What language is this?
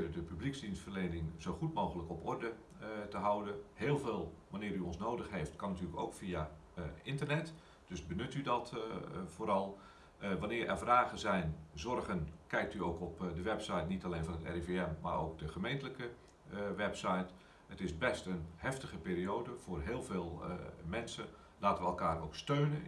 Dutch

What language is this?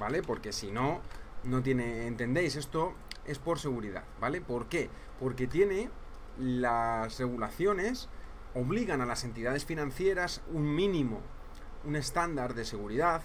Spanish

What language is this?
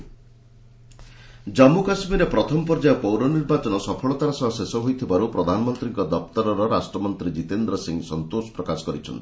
Odia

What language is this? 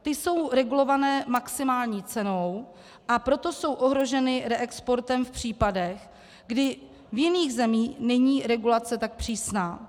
Czech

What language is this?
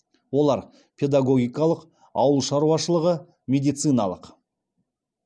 Kazakh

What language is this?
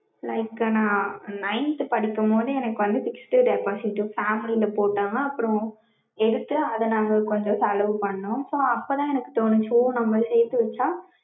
Tamil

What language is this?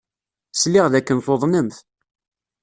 Kabyle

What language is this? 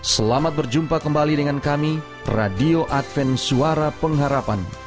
Indonesian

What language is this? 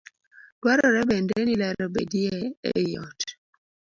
Luo (Kenya and Tanzania)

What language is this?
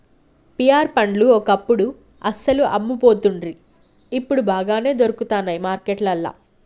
Telugu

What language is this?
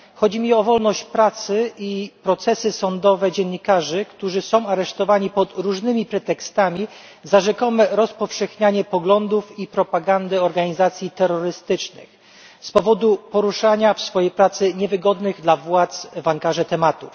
Polish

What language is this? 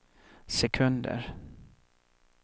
Swedish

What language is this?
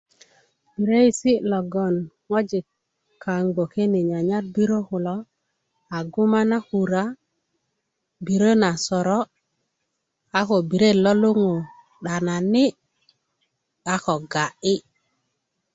Kuku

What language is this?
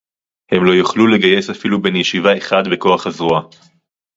Hebrew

